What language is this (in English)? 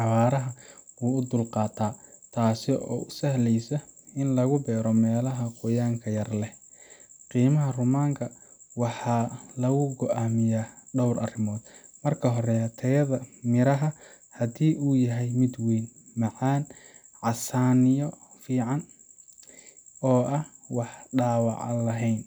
Somali